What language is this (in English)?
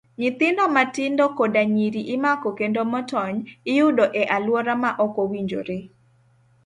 Luo (Kenya and Tanzania)